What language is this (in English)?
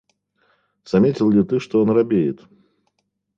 Russian